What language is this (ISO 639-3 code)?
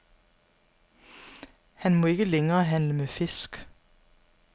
dan